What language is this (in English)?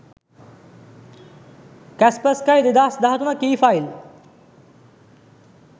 Sinhala